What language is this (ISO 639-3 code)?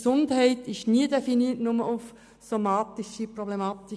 gsw